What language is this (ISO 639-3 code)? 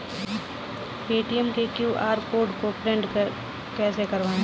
hin